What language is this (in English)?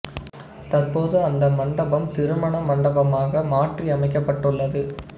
Tamil